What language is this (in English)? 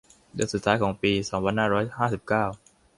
Thai